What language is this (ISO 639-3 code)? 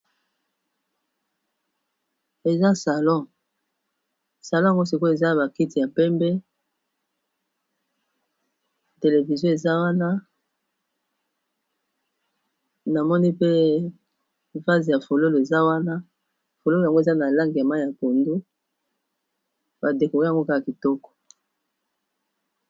lin